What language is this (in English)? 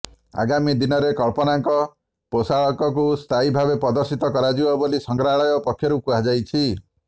Odia